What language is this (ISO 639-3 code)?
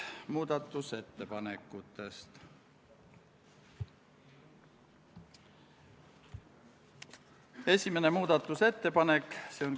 est